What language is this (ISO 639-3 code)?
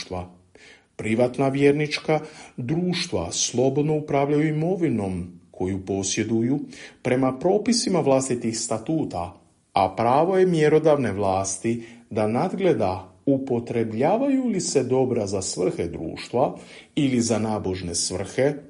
hrv